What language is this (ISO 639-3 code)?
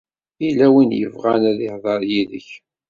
kab